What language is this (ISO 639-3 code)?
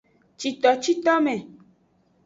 ajg